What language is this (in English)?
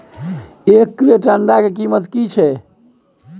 Maithili